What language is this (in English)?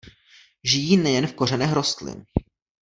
Czech